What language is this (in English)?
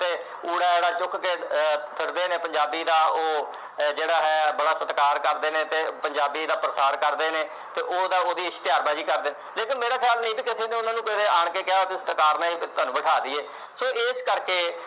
Punjabi